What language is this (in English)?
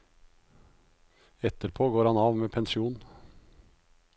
Norwegian